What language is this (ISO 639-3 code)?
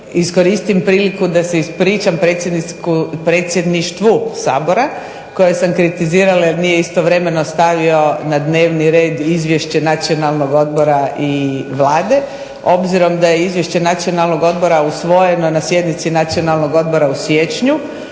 hrv